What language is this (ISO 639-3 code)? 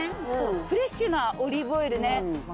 jpn